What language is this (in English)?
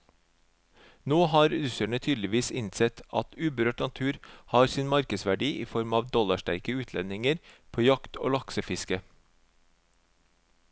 Norwegian